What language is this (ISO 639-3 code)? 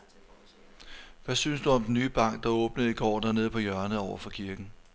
dan